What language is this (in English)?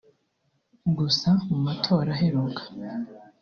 Kinyarwanda